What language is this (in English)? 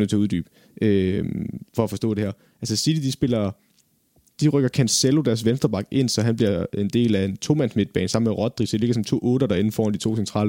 Danish